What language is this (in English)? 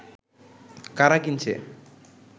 Bangla